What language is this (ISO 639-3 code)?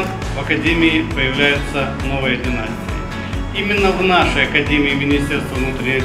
rus